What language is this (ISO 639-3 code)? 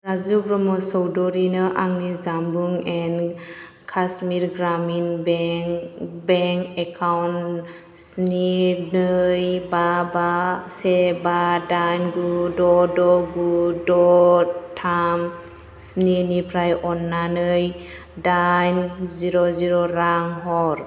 brx